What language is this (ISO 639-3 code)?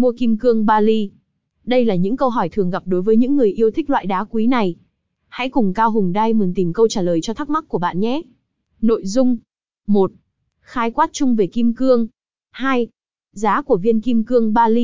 vie